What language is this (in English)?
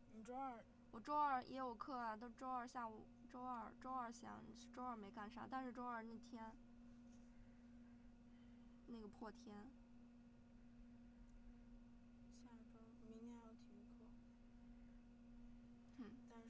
Chinese